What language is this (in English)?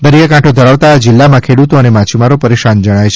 Gujarati